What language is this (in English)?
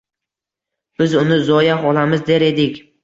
Uzbek